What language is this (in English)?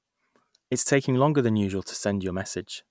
English